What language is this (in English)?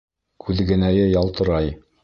Bashkir